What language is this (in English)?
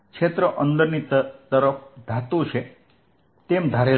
Gujarati